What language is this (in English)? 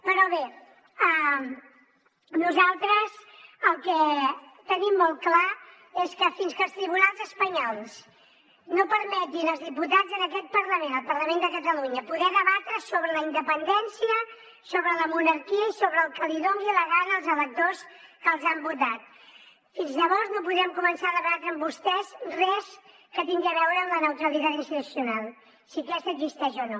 Catalan